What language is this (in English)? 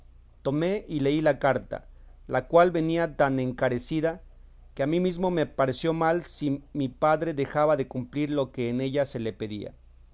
Spanish